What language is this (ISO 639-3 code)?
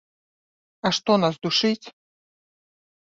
bel